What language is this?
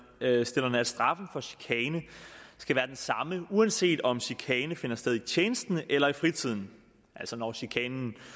Danish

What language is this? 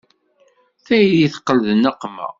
Kabyle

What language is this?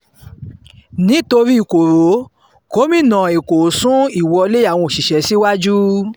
Yoruba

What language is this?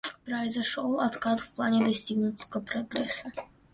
Russian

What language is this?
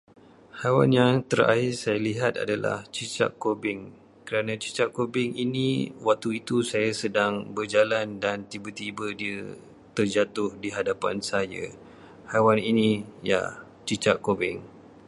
Malay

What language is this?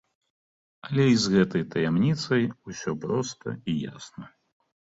Belarusian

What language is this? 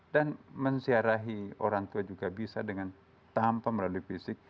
Indonesian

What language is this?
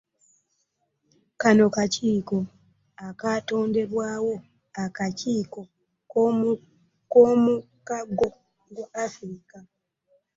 Ganda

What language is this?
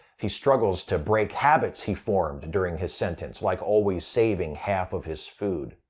English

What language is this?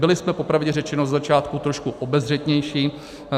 Czech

